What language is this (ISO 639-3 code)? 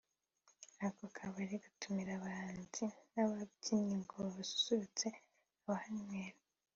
kin